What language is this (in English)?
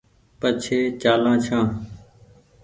Goaria